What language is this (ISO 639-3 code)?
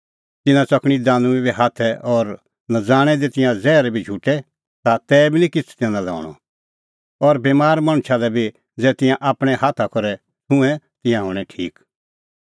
kfx